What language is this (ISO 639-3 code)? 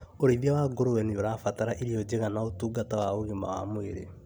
kik